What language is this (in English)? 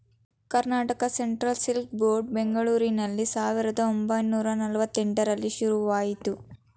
Kannada